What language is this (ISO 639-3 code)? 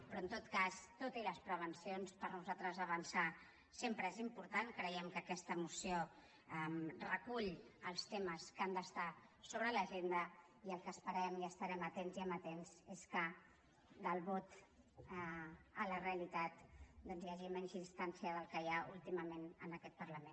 cat